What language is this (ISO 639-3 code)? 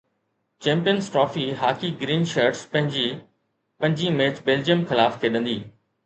snd